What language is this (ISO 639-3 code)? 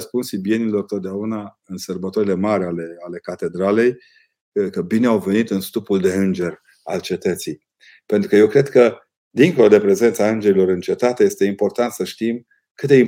ron